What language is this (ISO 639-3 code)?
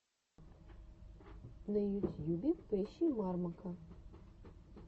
rus